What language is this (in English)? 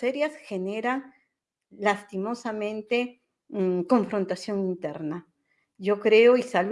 Spanish